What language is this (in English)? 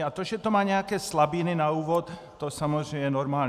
Czech